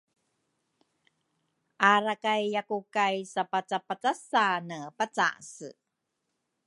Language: Rukai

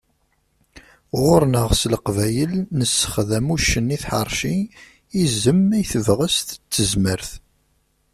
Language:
Kabyle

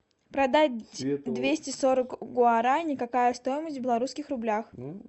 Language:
Russian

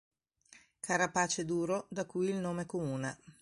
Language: Italian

